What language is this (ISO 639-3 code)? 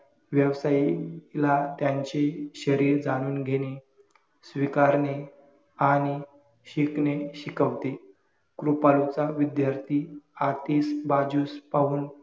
mar